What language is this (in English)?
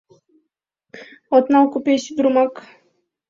Mari